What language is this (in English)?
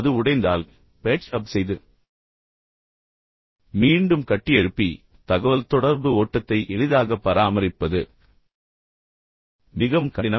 Tamil